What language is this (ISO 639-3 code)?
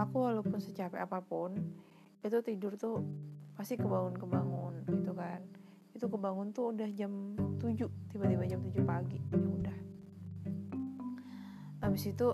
ind